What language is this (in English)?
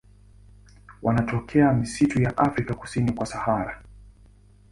Swahili